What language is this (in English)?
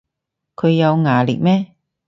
Cantonese